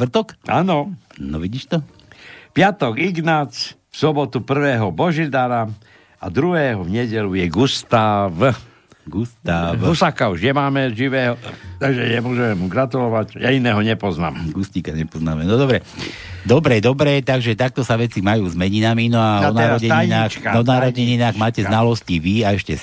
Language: Slovak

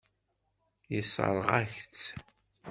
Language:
Kabyle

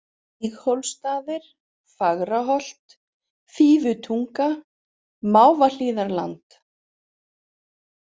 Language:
Icelandic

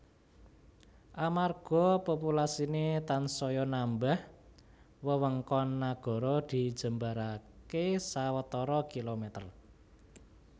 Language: Javanese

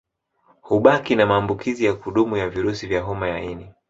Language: Swahili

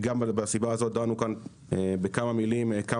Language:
Hebrew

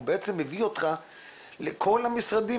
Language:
Hebrew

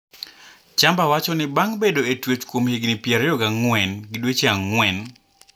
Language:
Luo (Kenya and Tanzania)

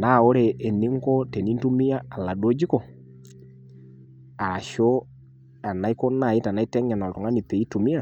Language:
Masai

